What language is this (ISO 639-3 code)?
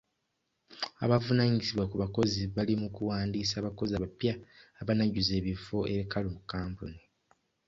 lug